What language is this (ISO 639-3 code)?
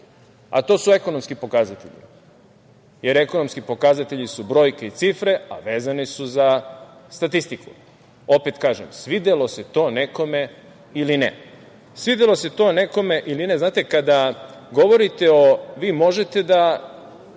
srp